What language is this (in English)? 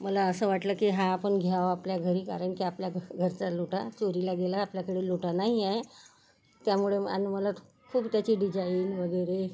Marathi